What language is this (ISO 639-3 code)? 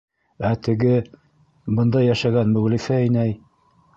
bak